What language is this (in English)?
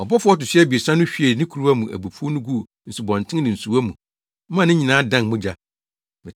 Akan